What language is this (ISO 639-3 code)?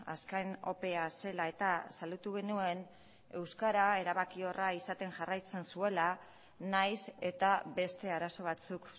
eus